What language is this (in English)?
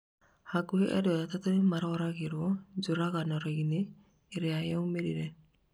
Kikuyu